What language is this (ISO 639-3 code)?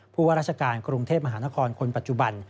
tha